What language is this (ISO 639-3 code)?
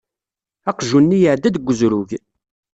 kab